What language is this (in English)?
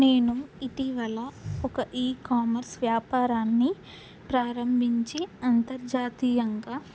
Telugu